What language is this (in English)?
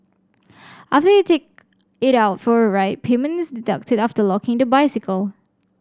English